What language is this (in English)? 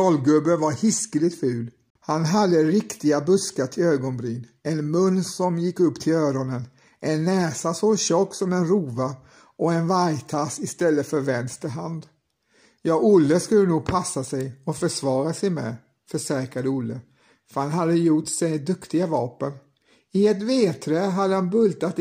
Swedish